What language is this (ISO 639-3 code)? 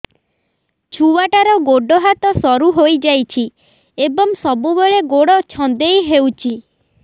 ori